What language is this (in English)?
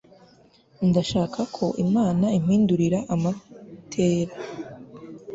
Kinyarwanda